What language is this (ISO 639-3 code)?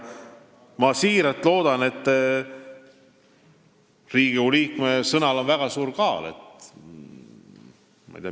est